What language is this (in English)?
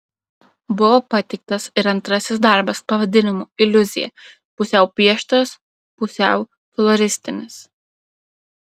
Lithuanian